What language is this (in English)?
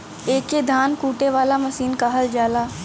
Bhojpuri